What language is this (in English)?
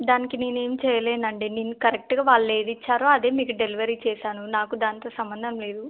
Telugu